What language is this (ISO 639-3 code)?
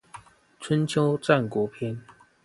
zho